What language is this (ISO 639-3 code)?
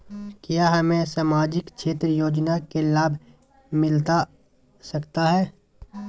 mag